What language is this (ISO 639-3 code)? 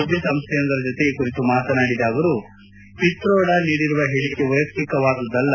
kan